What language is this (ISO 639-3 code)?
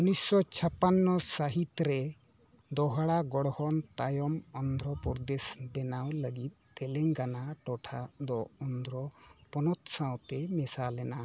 sat